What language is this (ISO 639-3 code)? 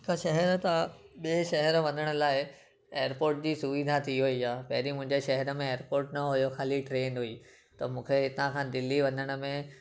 snd